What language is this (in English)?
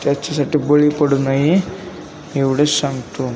Marathi